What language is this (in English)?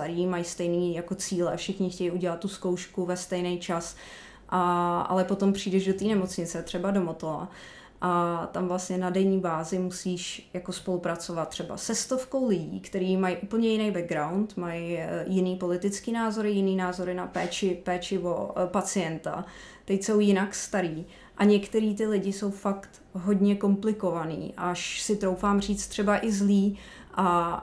Czech